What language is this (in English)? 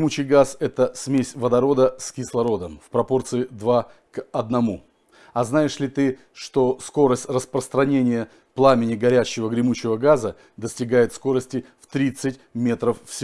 Russian